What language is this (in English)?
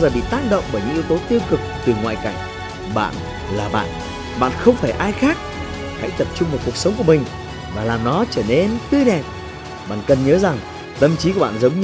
Vietnamese